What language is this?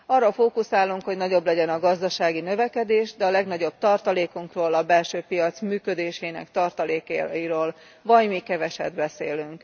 Hungarian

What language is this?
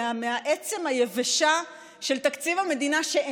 Hebrew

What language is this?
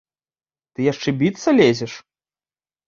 Belarusian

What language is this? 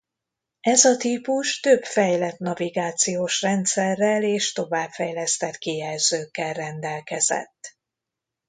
Hungarian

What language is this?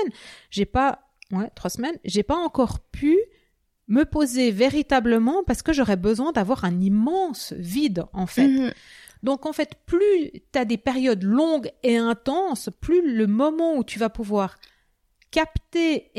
French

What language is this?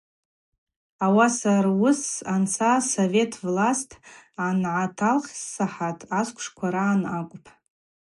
Abaza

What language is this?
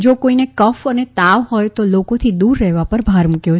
Gujarati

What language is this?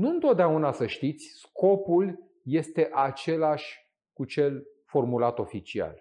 Romanian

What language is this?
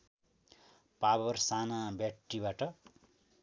Nepali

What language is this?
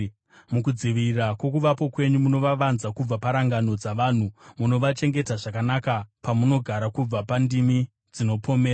Shona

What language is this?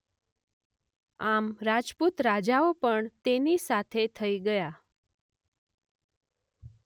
Gujarati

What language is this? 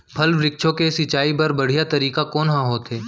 Chhattisgarhi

